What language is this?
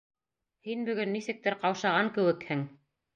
Bashkir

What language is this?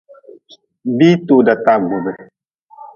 Nawdm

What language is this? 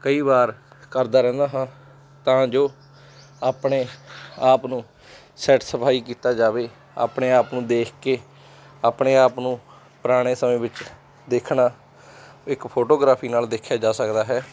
Punjabi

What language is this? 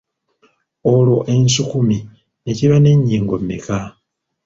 Ganda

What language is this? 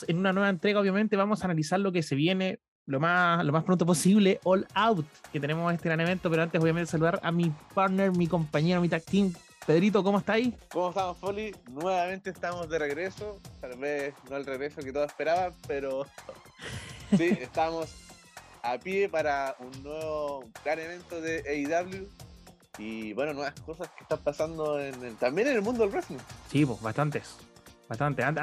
Spanish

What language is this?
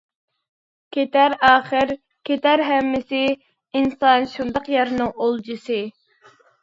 Uyghur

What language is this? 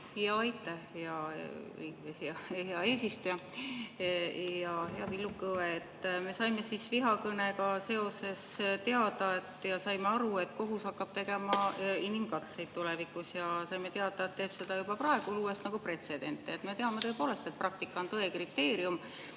Estonian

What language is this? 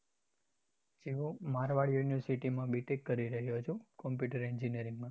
Gujarati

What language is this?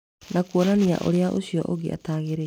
Kikuyu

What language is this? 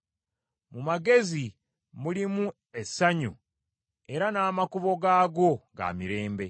Ganda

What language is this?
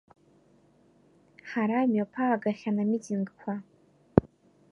Abkhazian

